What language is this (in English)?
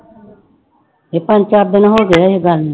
Punjabi